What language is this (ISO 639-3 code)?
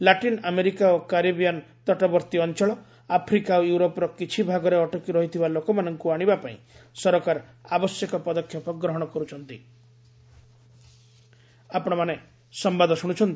ori